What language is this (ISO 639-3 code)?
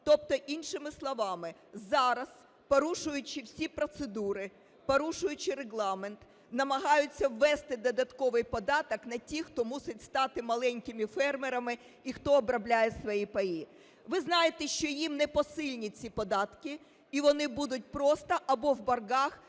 ukr